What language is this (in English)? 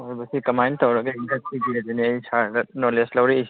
Manipuri